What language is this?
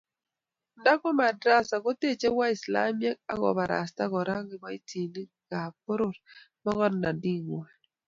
Kalenjin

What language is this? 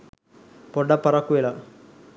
Sinhala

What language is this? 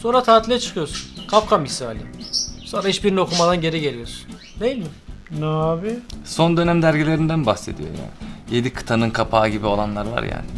Turkish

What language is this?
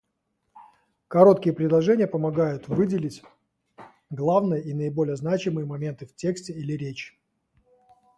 Russian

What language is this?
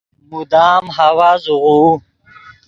Yidgha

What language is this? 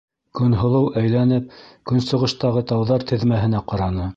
Bashkir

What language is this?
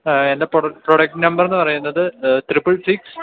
Malayalam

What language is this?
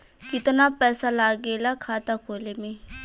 Bhojpuri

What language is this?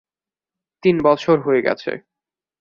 Bangla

